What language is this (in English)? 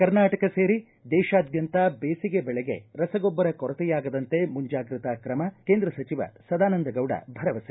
Kannada